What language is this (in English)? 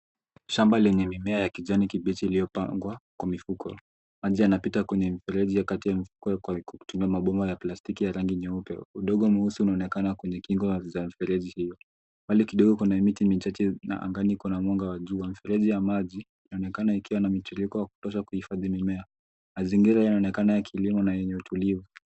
Swahili